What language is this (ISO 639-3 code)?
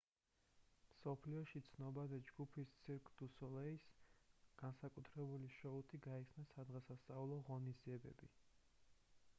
kat